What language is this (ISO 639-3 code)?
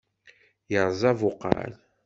kab